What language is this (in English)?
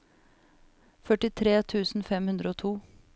Norwegian